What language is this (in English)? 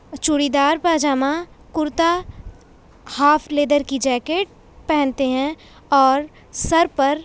Urdu